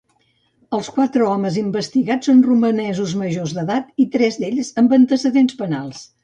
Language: Catalan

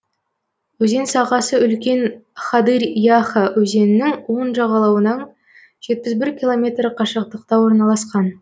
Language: Kazakh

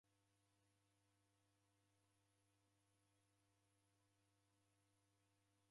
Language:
Taita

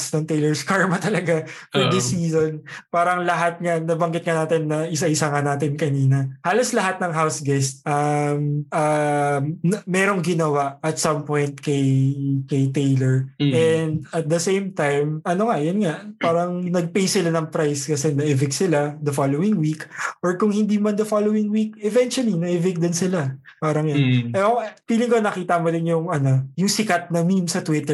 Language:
Filipino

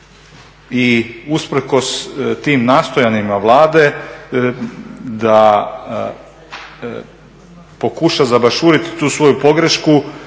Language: Croatian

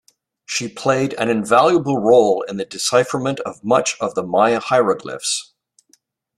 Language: English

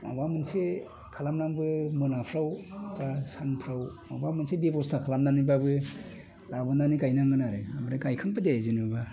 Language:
Bodo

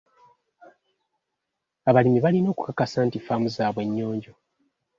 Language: Ganda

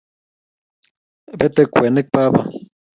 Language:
Kalenjin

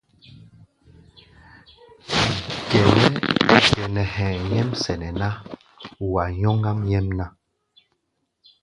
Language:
Gbaya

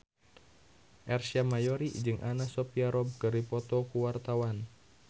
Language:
Sundanese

